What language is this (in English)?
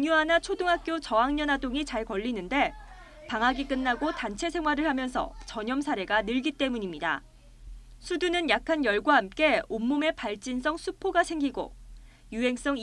Korean